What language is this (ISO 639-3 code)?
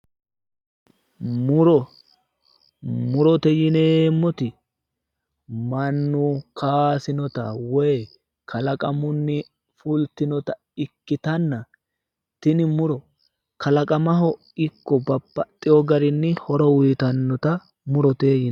sid